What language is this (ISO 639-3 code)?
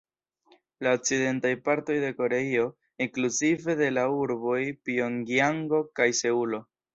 epo